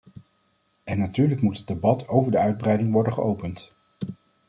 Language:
Dutch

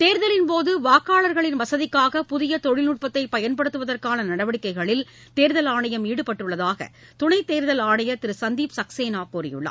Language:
Tamil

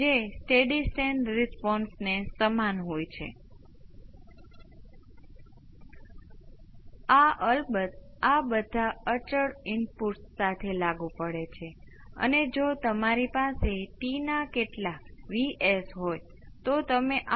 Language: Gujarati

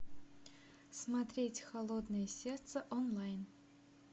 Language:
Russian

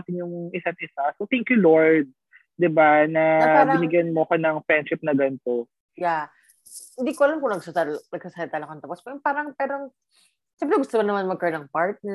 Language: Filipino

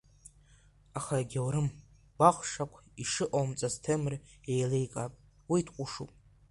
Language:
Abkhazian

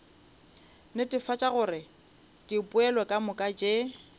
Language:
Northern Sotho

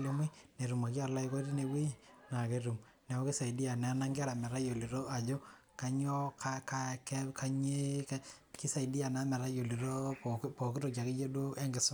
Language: Masai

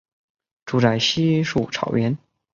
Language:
Chinese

